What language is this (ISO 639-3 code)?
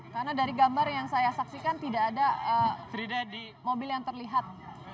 ind